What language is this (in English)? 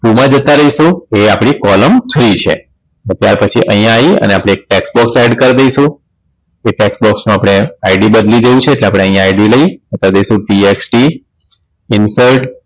Gujarati